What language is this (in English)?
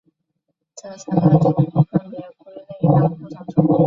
Chinese